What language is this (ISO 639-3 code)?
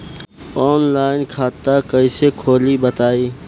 bho